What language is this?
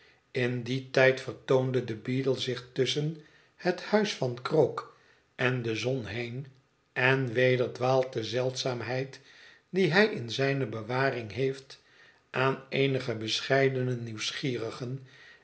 Dutch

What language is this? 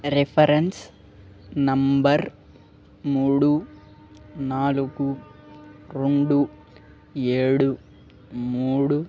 Telugu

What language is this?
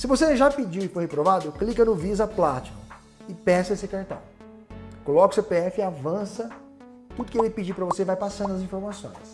Portuguese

